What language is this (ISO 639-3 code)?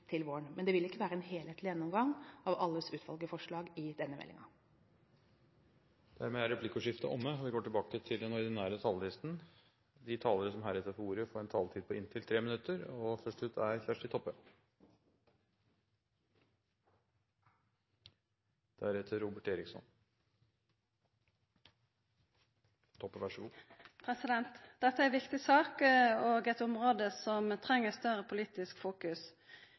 nor